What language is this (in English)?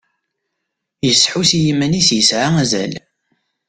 Kabyle